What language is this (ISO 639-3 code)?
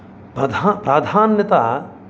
san